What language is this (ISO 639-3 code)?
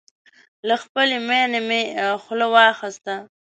pus